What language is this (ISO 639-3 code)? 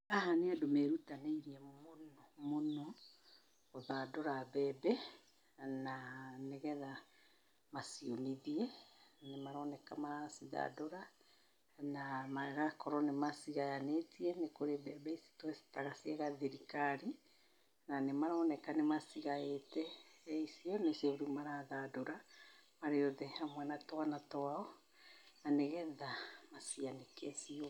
kik